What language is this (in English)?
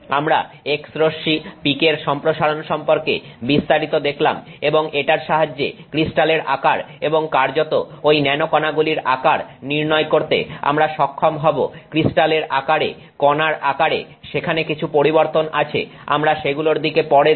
Bangla